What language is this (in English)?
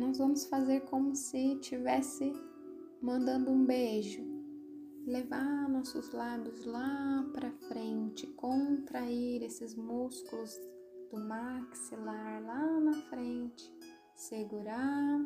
Portuguese